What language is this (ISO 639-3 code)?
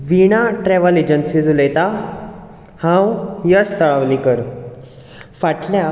kok